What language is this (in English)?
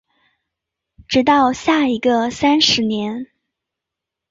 Chinese